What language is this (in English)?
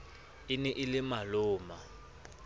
Southern Sotho